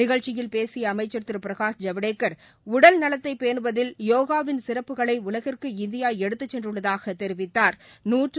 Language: Tamil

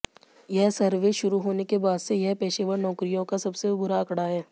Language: Hindi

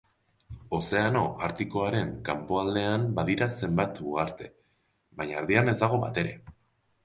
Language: Basque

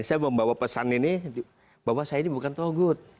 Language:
Indonesian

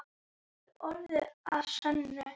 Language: Icelandic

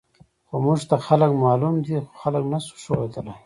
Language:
Pashto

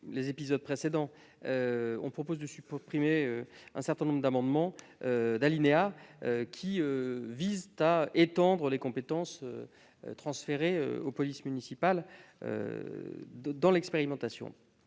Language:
French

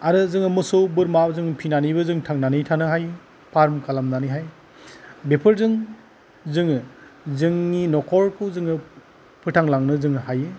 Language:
Bodo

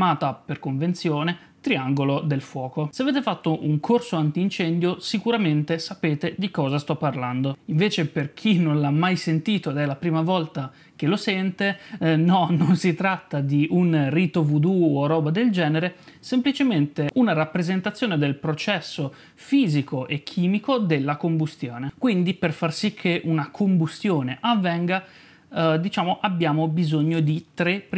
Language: Italian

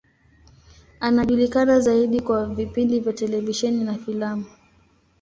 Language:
Swahili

